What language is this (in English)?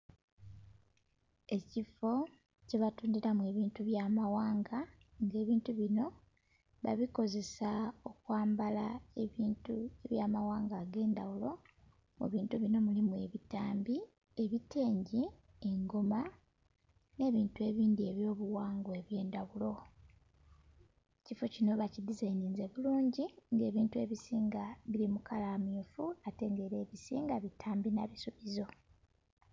Soga